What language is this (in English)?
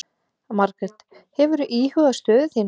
Icelandic